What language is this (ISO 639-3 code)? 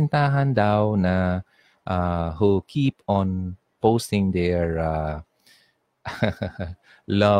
fil